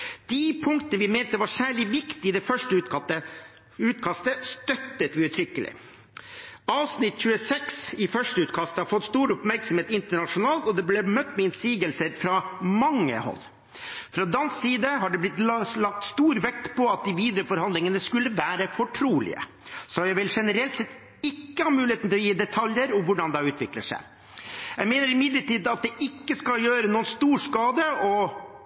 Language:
Norwegian Bokmål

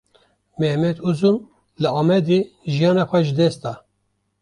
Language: Kurdish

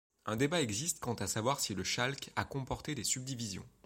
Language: French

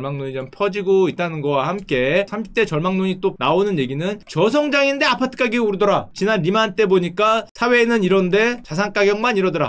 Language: Korean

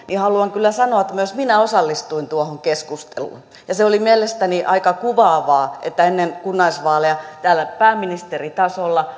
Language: Finnish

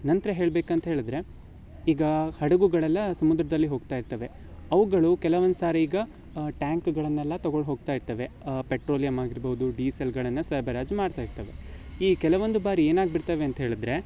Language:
Kannada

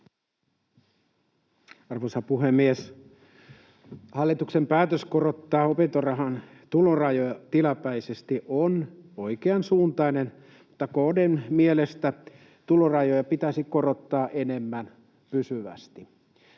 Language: Finnish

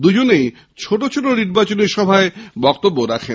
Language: Bangla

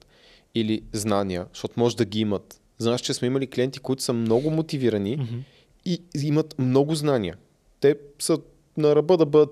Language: Bulgarian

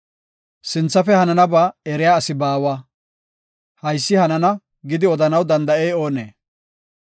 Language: Gofa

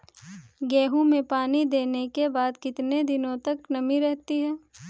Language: Hindi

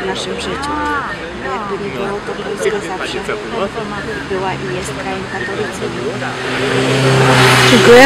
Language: Polish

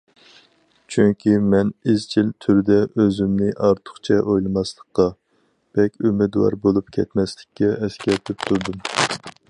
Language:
Uyghur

